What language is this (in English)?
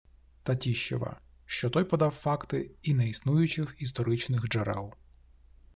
Ukrainian